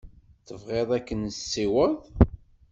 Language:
Kabyle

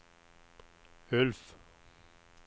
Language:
Swedish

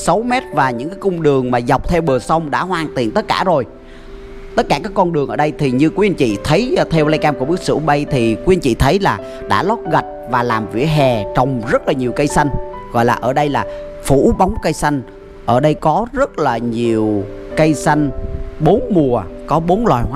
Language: Vietnamese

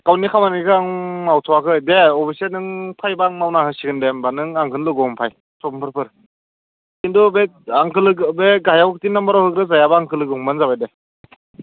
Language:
Bodo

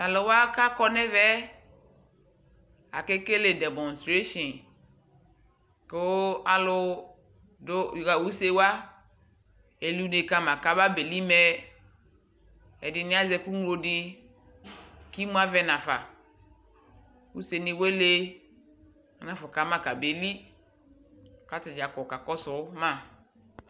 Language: Ikposo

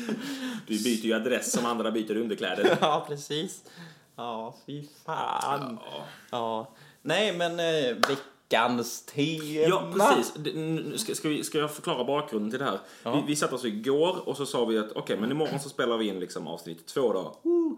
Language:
Swedish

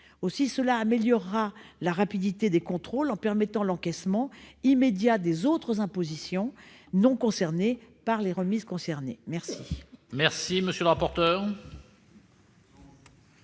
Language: French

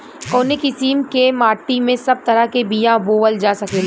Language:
Bhojpuri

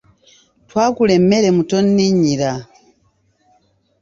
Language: Ganda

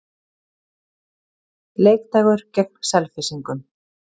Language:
Icelandic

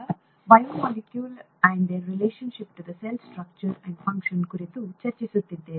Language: Kannada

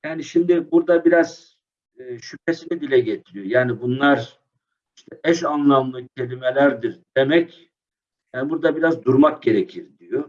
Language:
Turkish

